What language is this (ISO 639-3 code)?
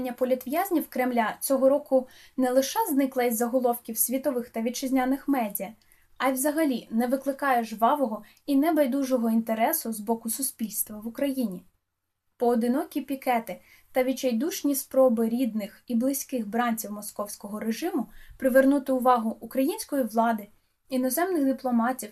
ukr